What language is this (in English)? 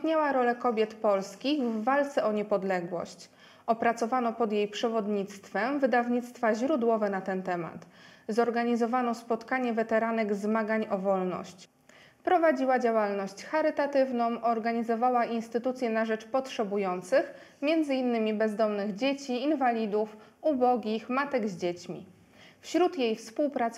Polish